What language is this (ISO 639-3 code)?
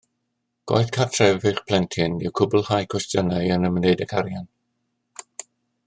cym